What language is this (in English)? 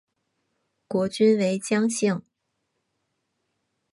Chinese